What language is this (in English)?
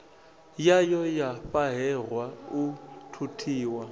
Venda